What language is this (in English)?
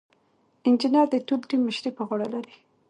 Pashto